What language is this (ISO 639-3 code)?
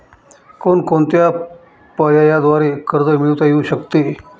mar